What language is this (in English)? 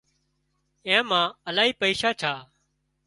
Wadiyara Koli